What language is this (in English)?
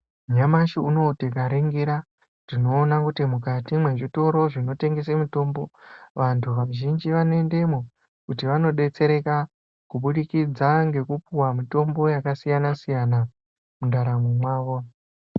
Ndau